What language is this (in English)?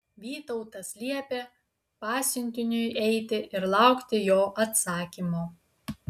Lithuanian